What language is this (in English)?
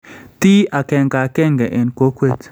Kalenjin